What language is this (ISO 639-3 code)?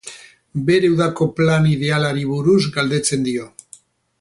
eus